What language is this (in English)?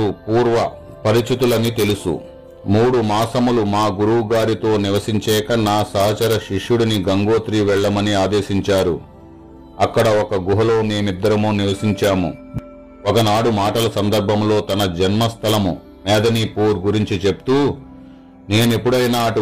Telugu